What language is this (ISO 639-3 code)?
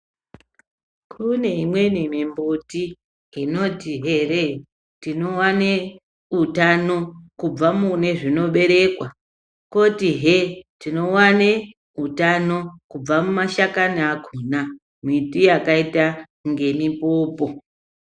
ndc